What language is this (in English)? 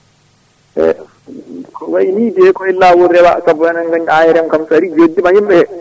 Fula